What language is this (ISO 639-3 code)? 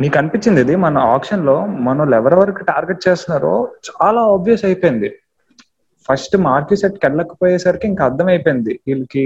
tel